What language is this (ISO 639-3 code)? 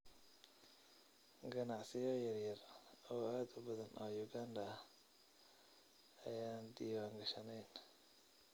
som